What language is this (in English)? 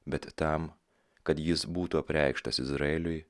Lithuanian